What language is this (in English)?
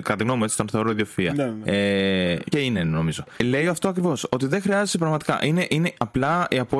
Greek